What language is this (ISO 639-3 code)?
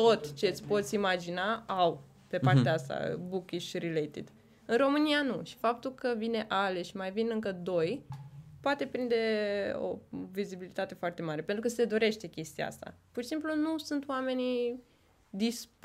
ron